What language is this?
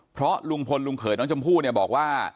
Thai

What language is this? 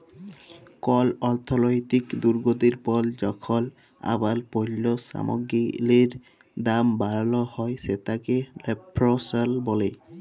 Bangla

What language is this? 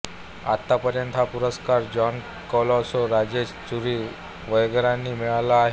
Marathi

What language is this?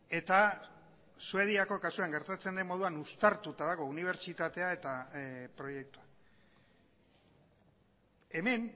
Basque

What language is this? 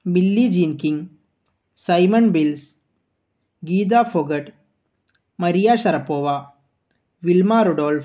Malayalam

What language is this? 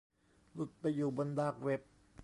Thai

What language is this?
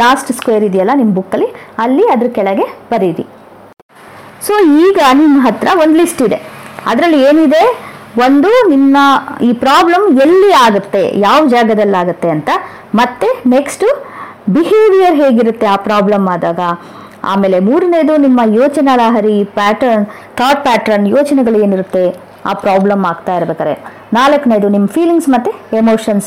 Kannada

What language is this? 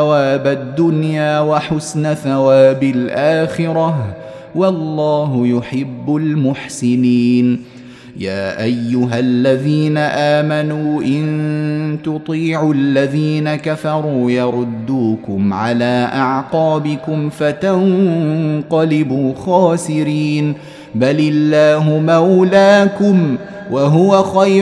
Arabic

